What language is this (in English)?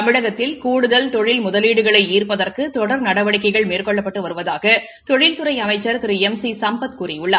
Tamil